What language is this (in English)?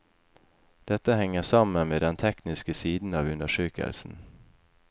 Norwegian